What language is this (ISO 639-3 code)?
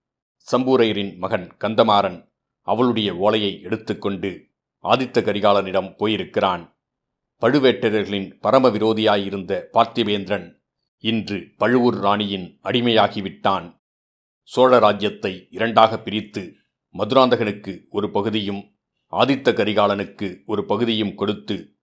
tam